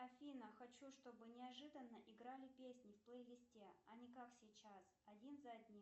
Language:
Russian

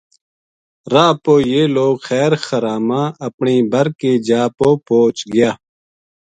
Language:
Gujari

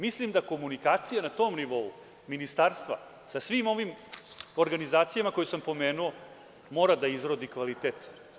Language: Serbian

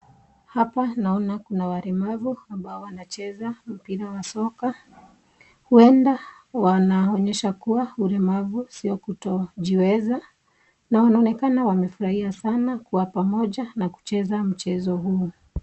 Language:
Swahili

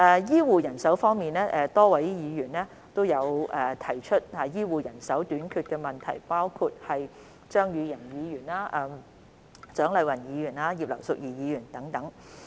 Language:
Cantonese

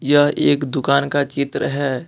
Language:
Hindi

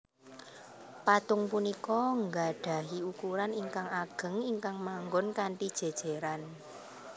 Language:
Javanese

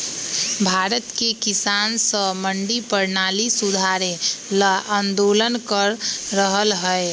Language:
Magahi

